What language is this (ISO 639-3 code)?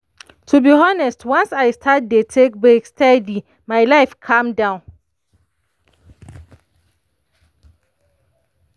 pcm